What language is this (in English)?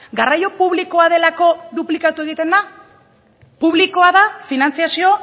Basque